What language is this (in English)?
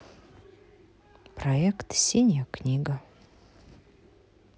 Russian